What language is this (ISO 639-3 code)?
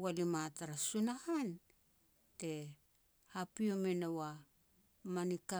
pex